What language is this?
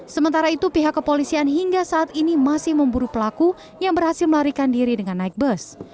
Indonesian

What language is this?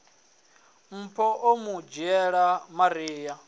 Venda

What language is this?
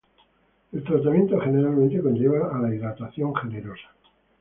Spanish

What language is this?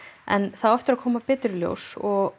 Icelandic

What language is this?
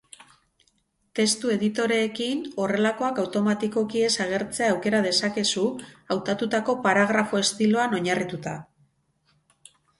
Basque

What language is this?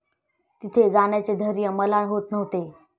Marathi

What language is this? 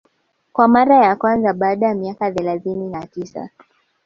Swahili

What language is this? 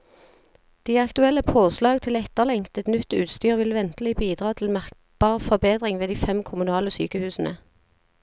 Norwegian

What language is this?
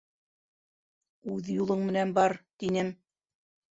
Bashkir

